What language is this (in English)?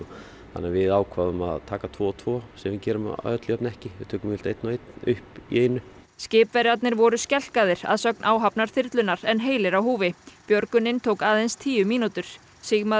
Icelandic